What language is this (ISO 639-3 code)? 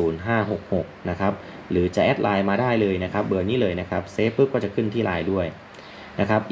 tha